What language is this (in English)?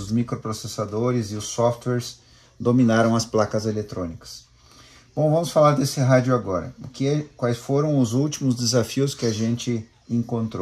Portuguese